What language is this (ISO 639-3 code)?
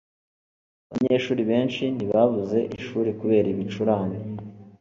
kin